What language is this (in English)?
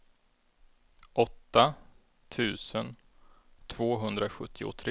Swedish